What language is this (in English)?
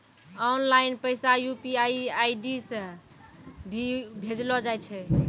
Maithili